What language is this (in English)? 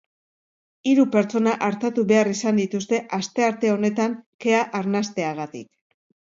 Basque